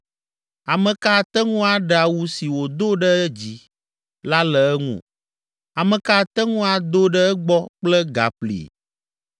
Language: Ewe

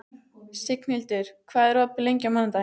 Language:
Icelandic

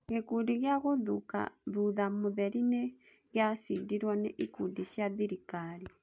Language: Kikuyu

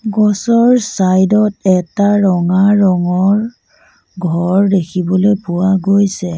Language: Assamese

